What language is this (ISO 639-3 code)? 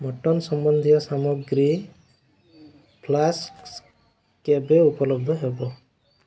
ori